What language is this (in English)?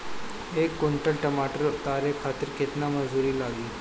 Bhojpuri